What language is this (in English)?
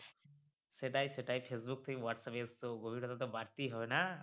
Bangla